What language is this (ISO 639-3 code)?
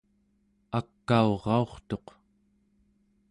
esu